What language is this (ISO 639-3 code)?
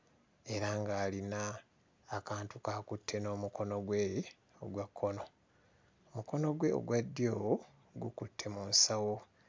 lug